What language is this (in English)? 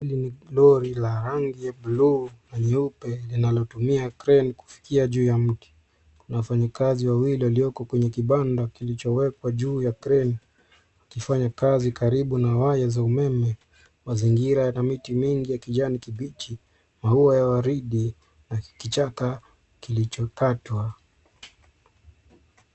Swahili